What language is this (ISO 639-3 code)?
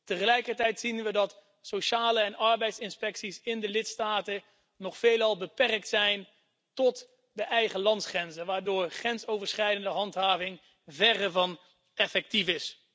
nld